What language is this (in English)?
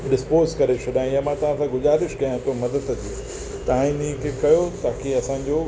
Sindhi